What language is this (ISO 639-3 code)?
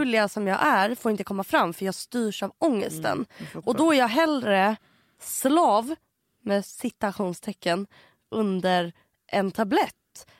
swe